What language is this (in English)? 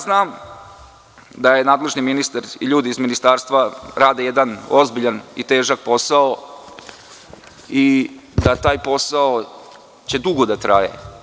Serbian